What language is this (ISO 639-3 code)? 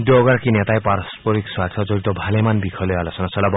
asm